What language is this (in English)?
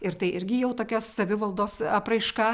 Lithuanian